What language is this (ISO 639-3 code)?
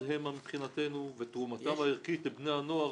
heb